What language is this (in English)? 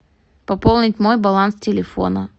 Russian